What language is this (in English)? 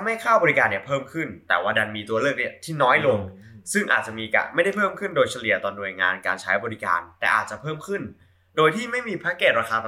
Thai